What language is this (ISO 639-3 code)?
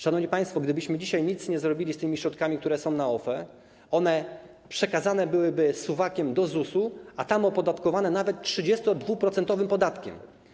pol